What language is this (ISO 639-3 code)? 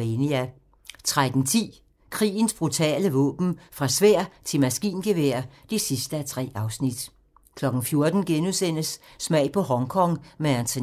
dan